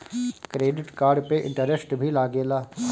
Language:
Bhojpuri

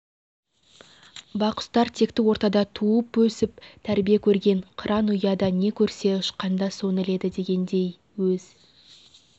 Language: Kazakh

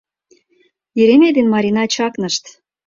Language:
Mari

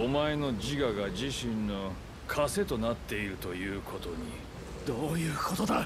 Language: Japanese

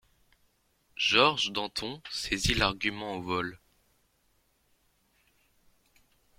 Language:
French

